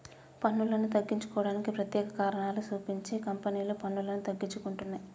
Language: Telugu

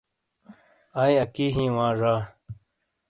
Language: Shina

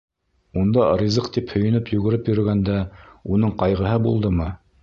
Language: Bashkir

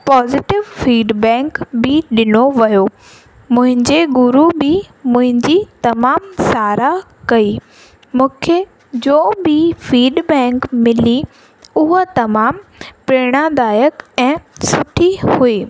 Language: Sindhi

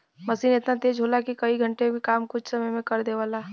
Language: Bhojpuri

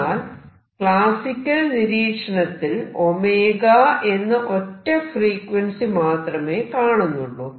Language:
Malayalam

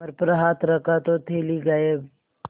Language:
Hindi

